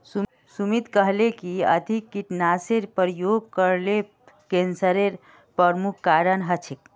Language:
Magahi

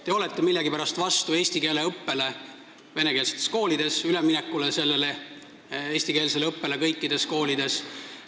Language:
Estonian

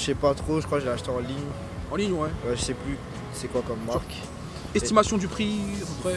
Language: French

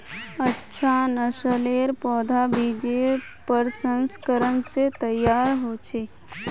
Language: Magahi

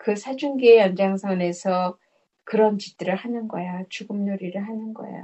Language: Korean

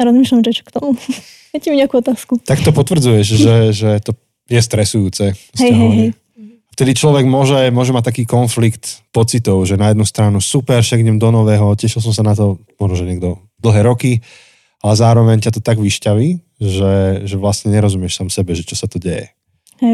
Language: Slovak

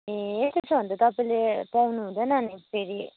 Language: Nepali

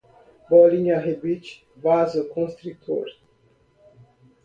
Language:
Portuguese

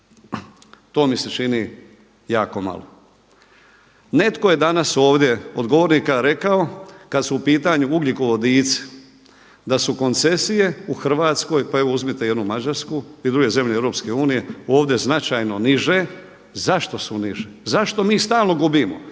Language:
Croatian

